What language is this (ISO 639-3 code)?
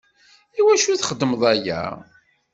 kab